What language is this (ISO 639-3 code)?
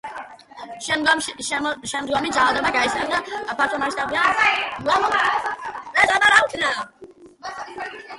kat